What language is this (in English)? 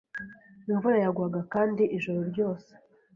Kinyarwanda